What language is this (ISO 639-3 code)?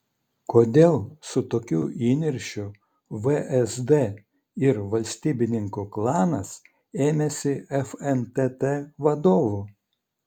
lit